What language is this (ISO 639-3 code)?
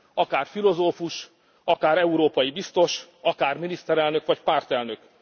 hun